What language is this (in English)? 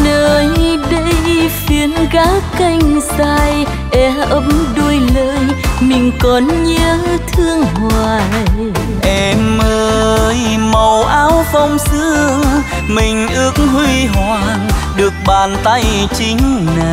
Vietnamese